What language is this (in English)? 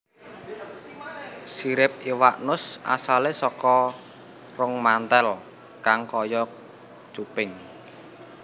Javanese